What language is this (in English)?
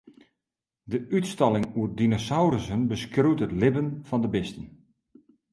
Western Frisian